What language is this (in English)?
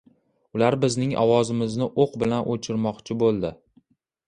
Uzbek